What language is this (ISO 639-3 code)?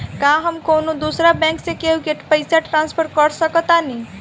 bho